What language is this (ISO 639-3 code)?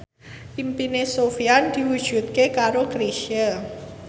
jav